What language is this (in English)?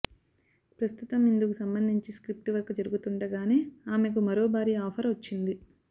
Telugu